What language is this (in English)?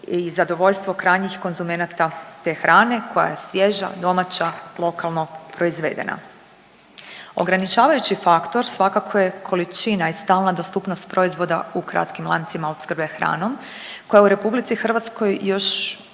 Croatian